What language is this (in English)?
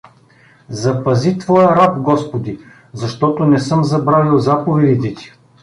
Bulgarian